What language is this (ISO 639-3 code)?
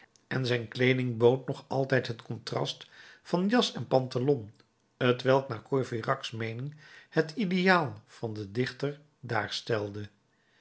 nld